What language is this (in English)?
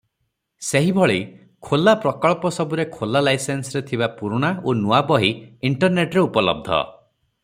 Odia